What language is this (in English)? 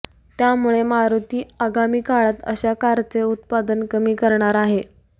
Marathi